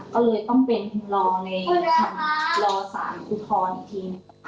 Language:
Thai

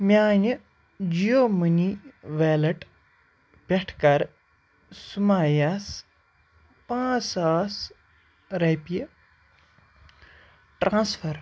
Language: Kashmiri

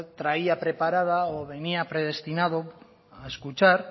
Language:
Spanish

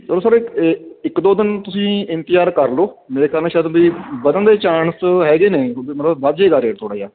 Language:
Punjabi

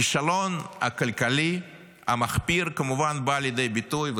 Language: Hebrew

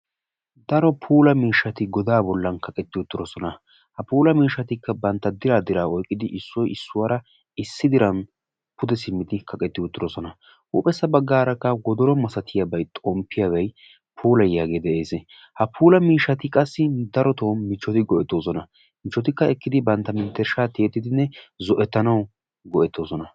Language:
Wolaytta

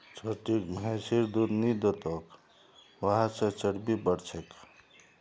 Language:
Magahi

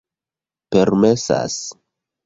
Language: Esperanto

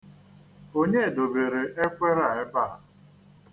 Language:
Igbo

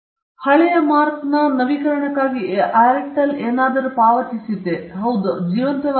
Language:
Kannada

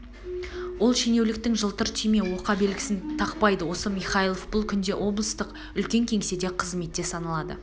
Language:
Kazakh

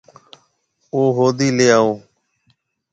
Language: Marwari (Pakistan)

